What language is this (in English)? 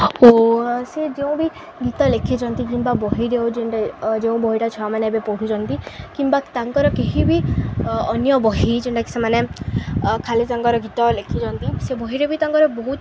Odia